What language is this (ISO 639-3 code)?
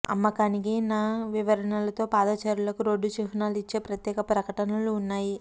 tel